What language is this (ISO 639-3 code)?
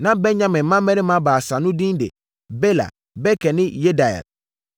aka